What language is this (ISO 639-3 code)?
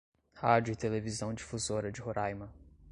por